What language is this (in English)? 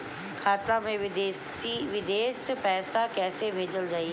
Bhojpuri